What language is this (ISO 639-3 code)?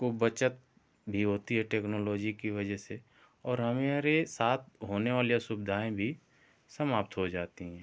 hin